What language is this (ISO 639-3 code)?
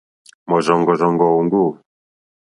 bri